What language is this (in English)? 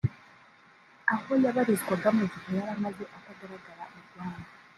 Kinyarwanda